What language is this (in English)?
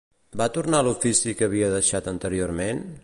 Catalan